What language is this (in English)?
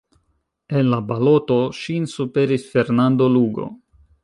Esperanto